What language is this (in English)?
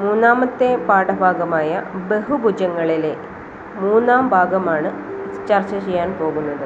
Malayalam